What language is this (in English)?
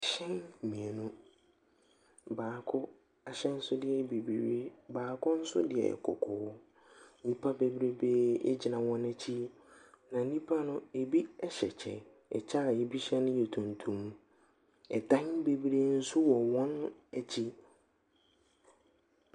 Akan